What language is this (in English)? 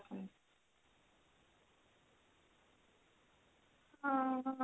Odia